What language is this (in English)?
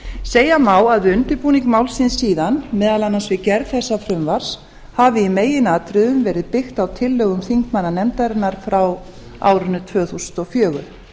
Icelandic